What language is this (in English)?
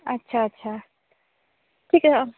Assamese